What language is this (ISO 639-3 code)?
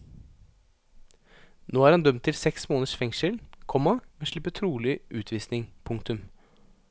nor